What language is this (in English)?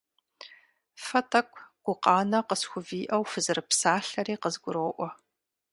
Kabardian